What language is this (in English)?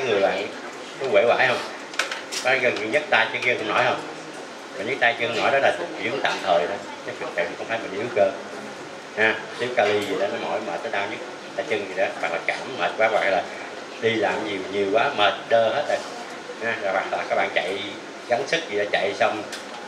Vietnamese